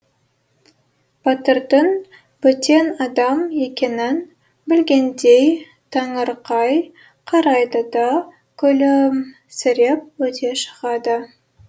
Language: Kazakh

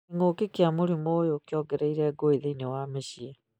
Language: Kikuyu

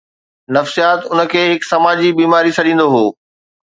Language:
Sindhi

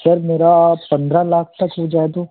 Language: Hindi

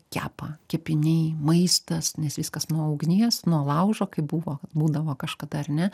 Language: Lithuanian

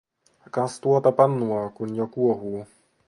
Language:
Finnish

